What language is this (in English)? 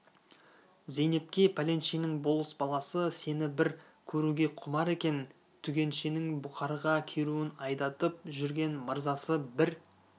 Kazakh